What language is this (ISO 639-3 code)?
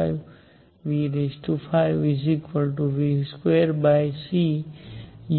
guj